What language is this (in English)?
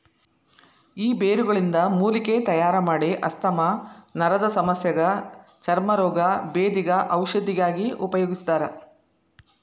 Kannada